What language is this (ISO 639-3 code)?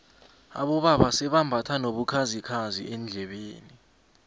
nbl